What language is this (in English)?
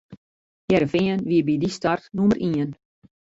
Western Frisian